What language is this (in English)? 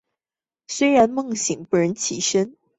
Chinese